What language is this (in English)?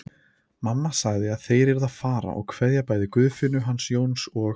Icelandic